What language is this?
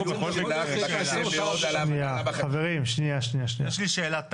Hebrew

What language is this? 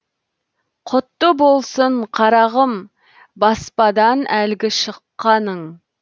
Kazakh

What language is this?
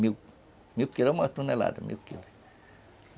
Portuguese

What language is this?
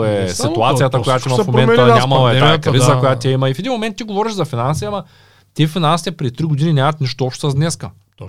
Bulgarian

